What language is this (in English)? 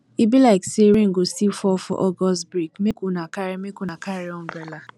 Nigerian Pidgin